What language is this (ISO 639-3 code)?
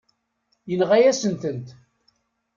kab